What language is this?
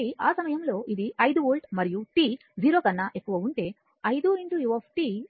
Telugu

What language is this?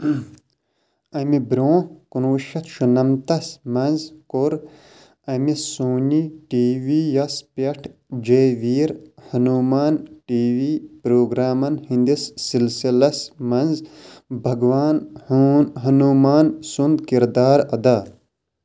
Kashmiri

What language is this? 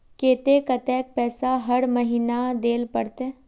Magahi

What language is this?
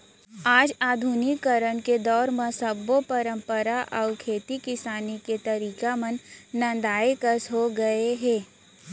Chhattisgarhi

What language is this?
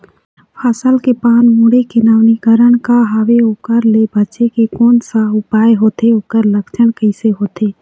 Chhattisgarhi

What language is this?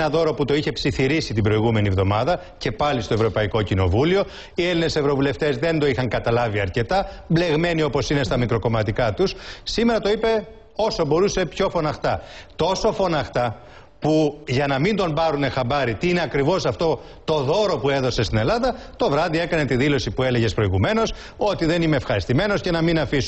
Greek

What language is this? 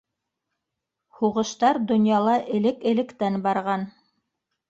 Bashkir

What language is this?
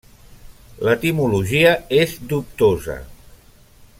Catalan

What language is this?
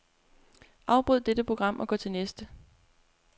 Danish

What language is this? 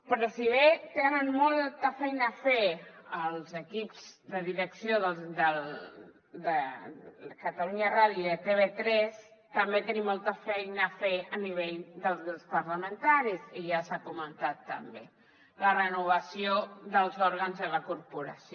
Catalan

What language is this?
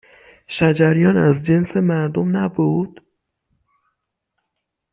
Persian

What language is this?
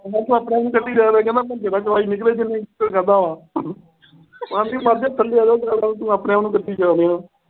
Punjabi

